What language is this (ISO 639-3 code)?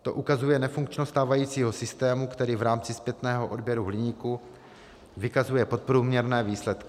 ces